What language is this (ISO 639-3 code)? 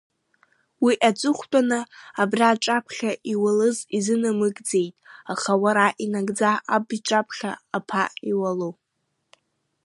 abk